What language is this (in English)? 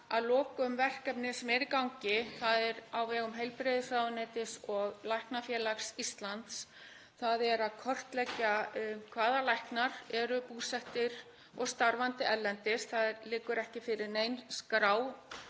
Icelandic